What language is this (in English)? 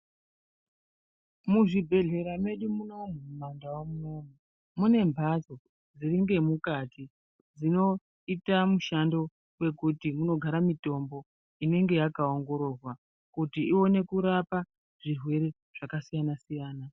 Ndau